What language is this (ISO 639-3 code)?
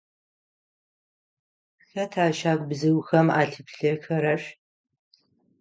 ady